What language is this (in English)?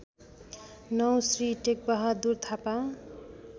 Nepali